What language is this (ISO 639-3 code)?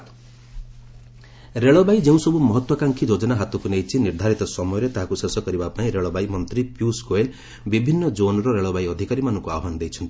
ori